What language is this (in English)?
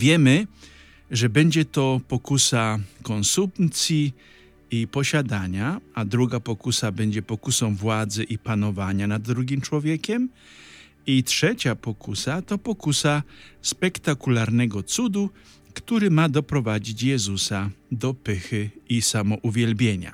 Polish